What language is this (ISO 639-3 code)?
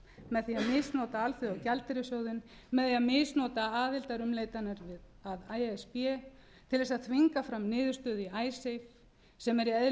isl